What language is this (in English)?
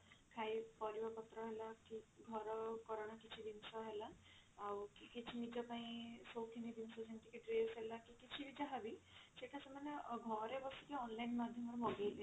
Odia